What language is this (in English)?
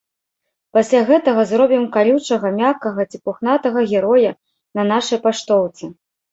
Belarusian